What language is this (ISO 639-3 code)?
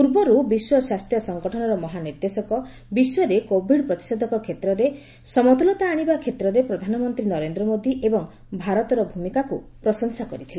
ori